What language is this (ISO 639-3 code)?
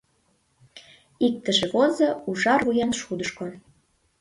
chm